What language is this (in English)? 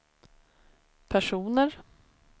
Swedish